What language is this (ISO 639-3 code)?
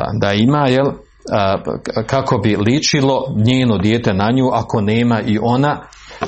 hrv